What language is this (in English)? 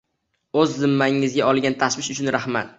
Uzbek